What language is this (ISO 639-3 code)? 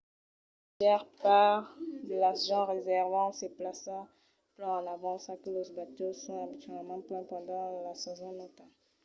oci